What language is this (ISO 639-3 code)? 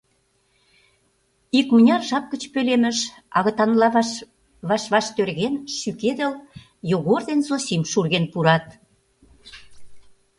chm